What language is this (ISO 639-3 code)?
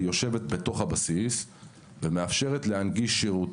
heb